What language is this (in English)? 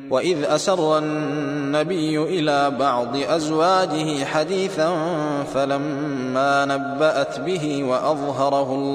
Arabic